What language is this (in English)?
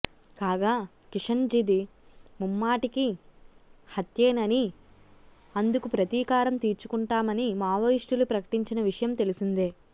Telugu